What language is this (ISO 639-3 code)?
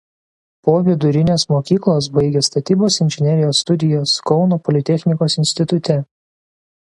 lit